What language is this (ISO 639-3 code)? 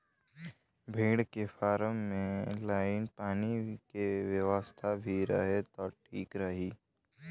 bho